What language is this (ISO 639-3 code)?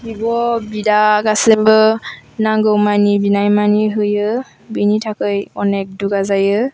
brx